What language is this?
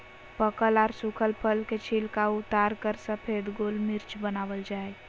Magahi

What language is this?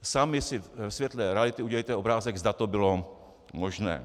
Czech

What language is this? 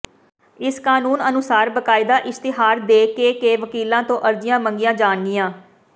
Punjabi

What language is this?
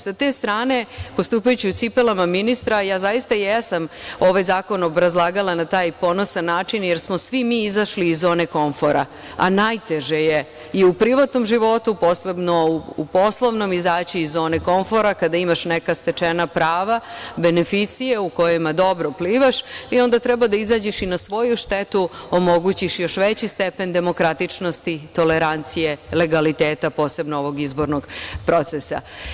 Serbian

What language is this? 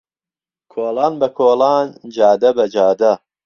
Central Kurdish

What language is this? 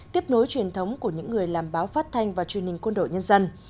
Vietnamese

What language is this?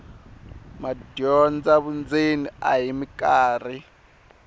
Tsonga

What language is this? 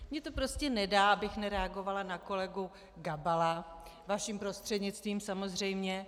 Czech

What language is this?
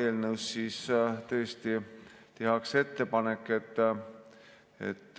Estonian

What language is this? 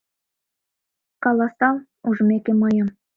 Mari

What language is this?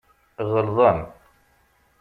Kabyle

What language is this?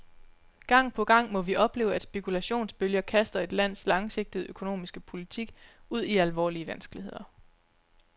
Danish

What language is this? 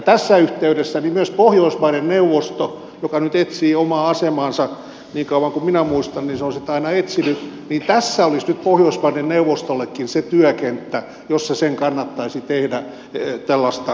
Finnish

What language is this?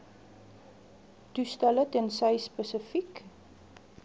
Afrikaans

